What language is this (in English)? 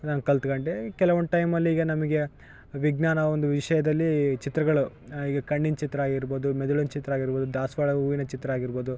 Kannada